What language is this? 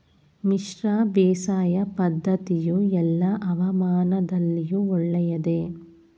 Kannada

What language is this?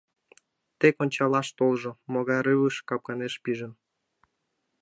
Mari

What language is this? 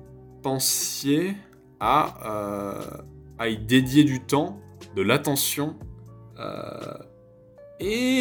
French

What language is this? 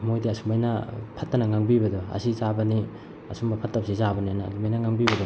Manipuri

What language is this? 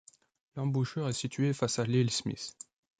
French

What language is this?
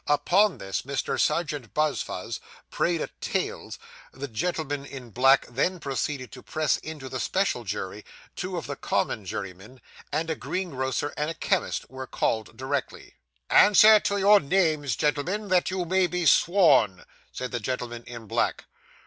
English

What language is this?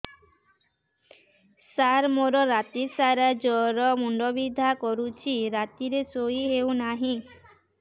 Odia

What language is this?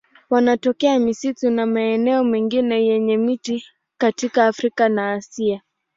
Swahili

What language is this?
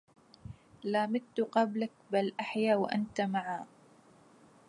Arabic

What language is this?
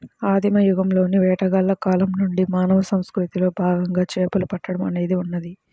Telugu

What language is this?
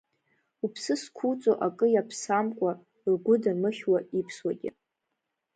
Abkhazian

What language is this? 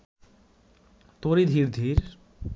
Bangla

